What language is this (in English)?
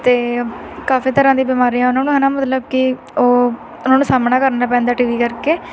Punjabi